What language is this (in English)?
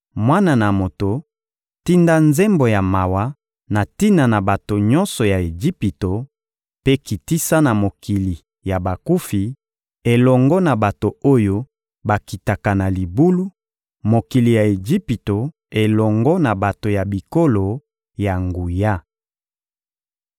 Lingala